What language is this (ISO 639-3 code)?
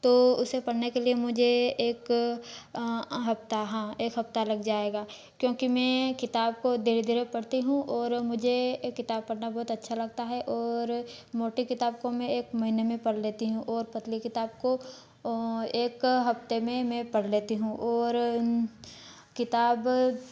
hin